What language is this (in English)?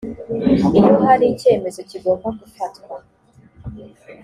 Kinyarwanda